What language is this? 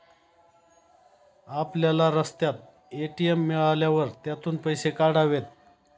Marathi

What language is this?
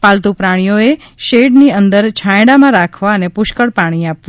Gujarati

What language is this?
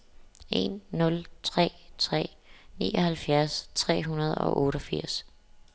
Danish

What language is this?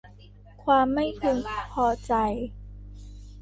Thai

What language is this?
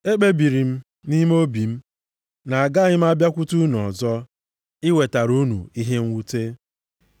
Igbo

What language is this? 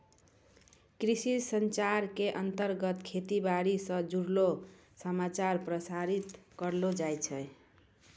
Maithili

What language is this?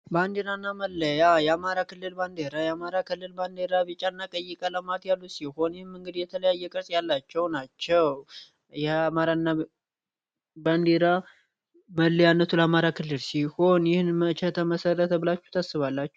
Amharic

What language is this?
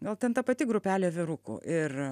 Lithuanian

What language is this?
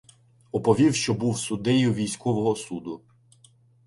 Ukrainian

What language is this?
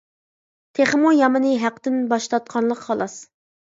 Uyghur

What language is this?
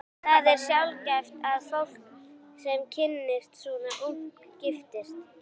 Icelandic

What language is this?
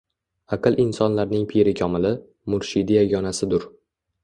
Uzbek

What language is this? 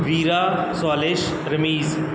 Punjabi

